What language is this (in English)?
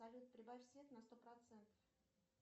Russian